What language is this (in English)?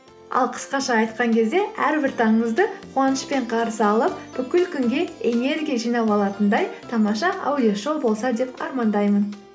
Kazakh